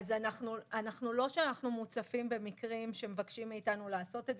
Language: Hebrew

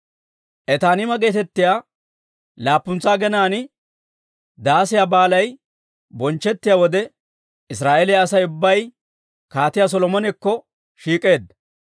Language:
Dawro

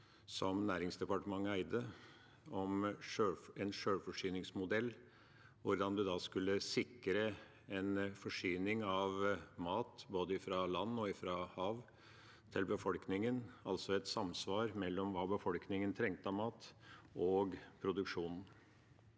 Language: Norwegian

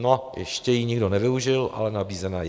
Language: Czech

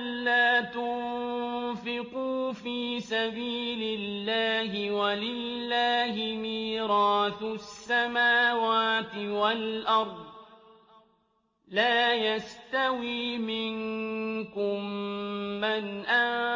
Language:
Arabic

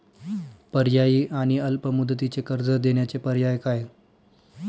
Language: Marathi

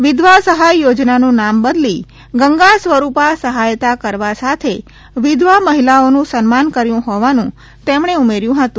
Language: Gujarati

